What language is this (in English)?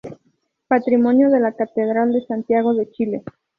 Spanish